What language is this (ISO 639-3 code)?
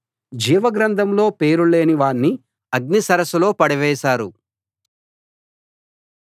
tel